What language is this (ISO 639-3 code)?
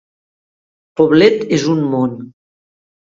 cat